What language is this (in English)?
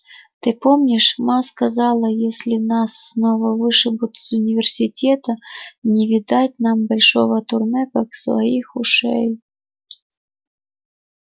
Russian